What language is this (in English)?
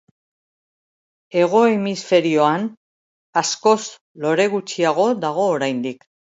Basque